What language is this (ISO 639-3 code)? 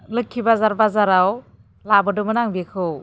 brx